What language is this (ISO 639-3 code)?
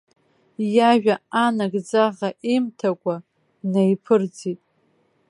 abk